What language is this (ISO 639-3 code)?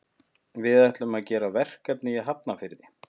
isl